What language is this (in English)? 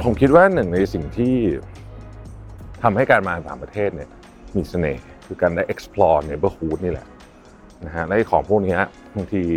Thai